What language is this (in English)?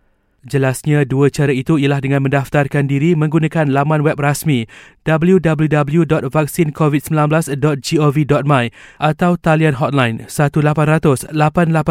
Malay